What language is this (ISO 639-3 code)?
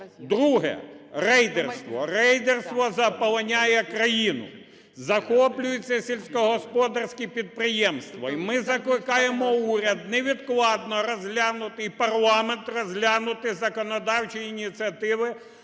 ukr